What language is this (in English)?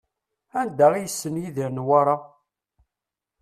Kabyle